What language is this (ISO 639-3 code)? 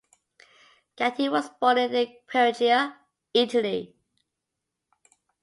eng